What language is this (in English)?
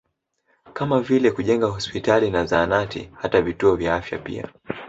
Swahili